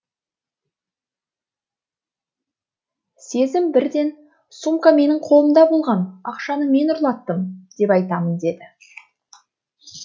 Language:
Kazakh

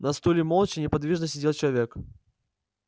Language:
Russian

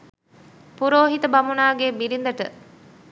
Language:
Sinhala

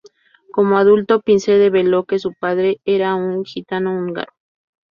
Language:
Spanish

